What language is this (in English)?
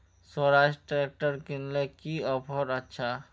Magahi